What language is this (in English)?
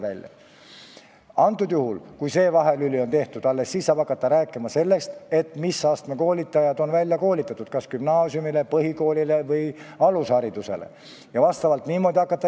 Estonian